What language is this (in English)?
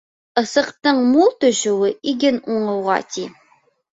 Bashkir